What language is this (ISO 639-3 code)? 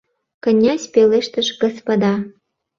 chm